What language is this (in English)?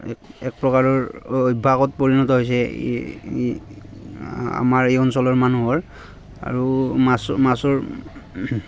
Assamese